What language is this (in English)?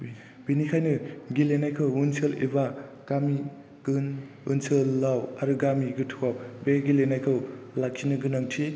Bodo